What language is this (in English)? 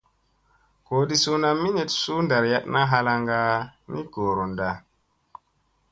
Musey